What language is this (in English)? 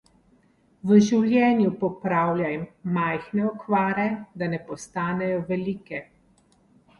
Slovenian